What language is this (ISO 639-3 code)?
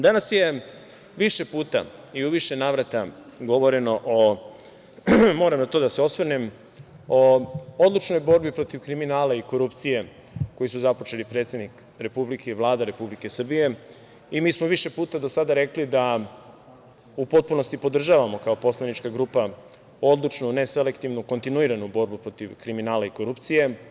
srp